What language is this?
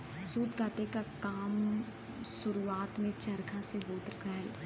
Bhojpuri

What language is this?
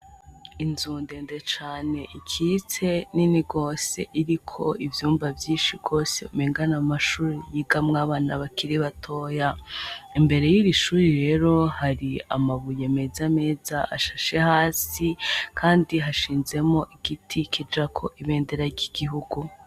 Rundi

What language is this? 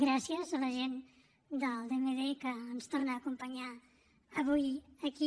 Catalan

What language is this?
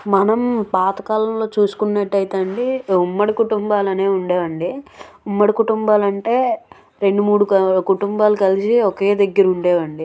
Telugu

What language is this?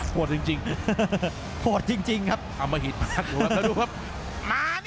Thai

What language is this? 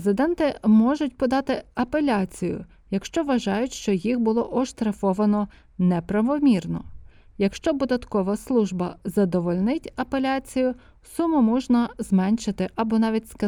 Ukrainian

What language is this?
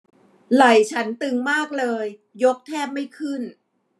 Thai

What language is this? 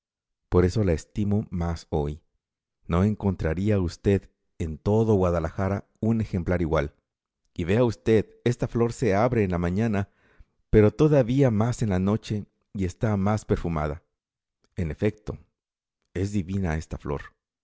Spanish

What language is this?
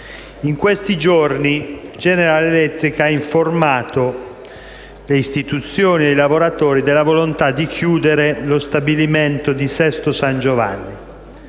Italian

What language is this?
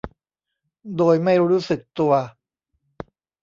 Thai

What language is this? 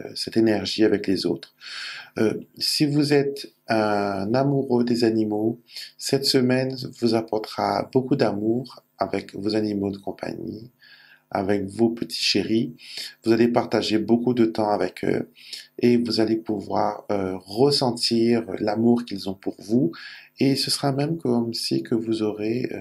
French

